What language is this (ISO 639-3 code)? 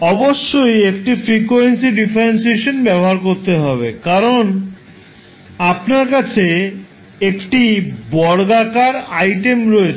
ben